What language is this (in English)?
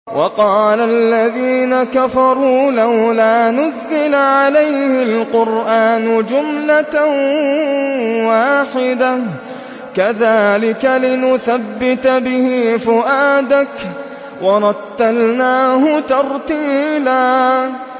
Arabic